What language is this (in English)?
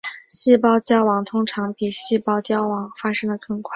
Chinese